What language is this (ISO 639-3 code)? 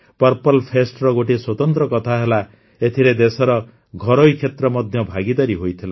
ori